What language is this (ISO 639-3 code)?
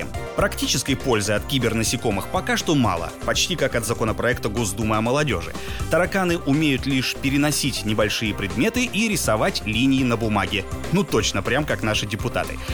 rus